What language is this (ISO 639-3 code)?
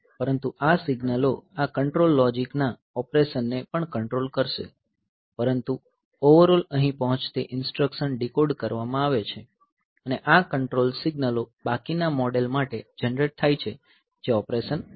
guj